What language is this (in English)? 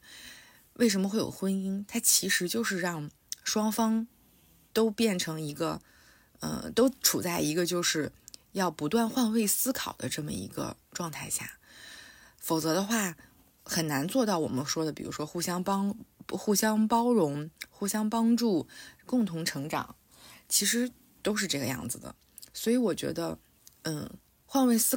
Chinese